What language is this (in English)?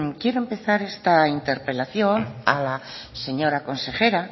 Spanish